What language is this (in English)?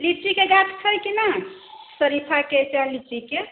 Maithili